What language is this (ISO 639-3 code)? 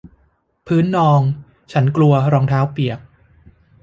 tha